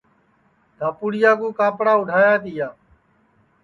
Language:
Sansi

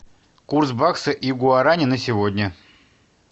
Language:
Russian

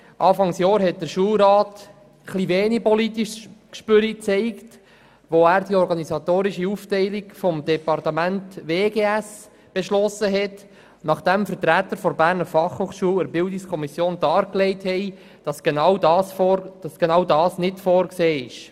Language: Swiss German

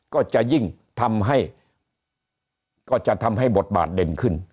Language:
Thai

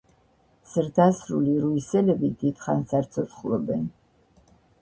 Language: Georgian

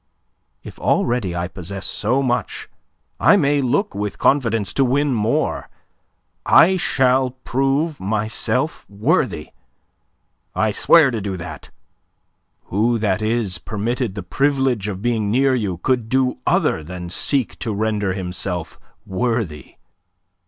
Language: English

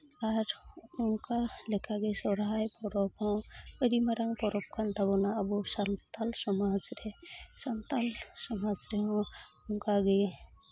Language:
Santali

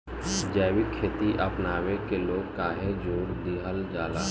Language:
Bhojpuri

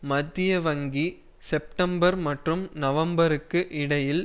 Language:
Tamil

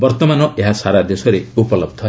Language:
Odia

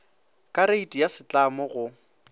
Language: Northern Sotho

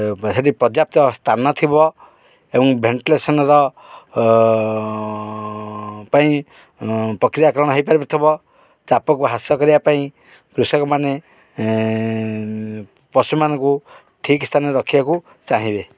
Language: Odia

